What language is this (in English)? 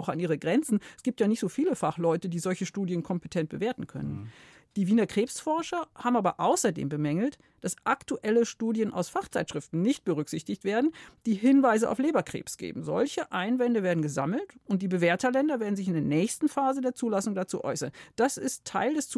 German